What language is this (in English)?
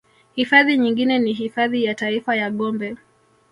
Swahili